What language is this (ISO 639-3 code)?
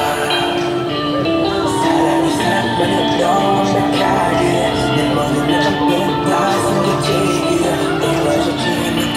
kor